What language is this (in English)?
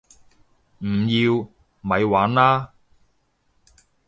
Cantonese